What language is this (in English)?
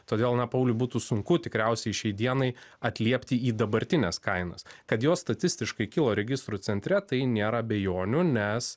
Lithuanian